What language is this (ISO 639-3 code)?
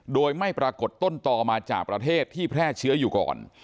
tha